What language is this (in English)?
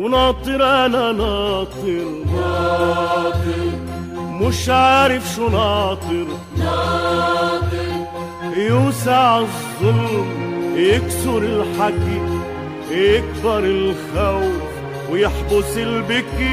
Arabic